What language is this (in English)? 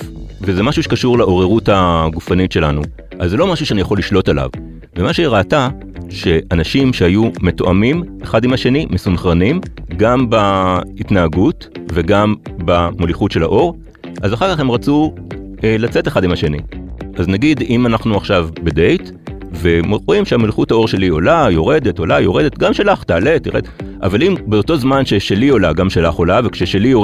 Hebrew